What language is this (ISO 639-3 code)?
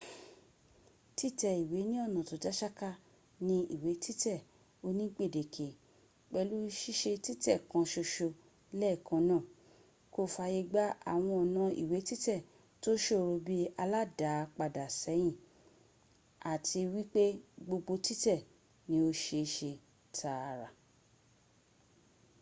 yor